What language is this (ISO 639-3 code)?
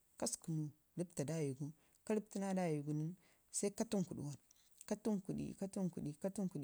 ngi